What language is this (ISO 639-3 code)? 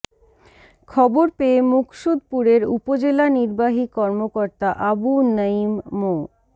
ben